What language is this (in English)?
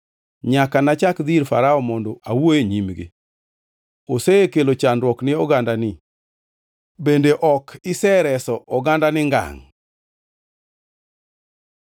Luo (Kenya and Tanzania)